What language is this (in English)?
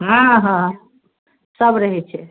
Maithili